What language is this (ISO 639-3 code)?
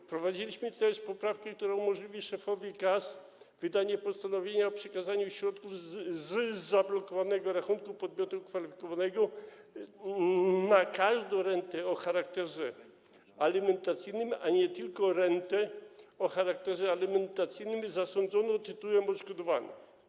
pol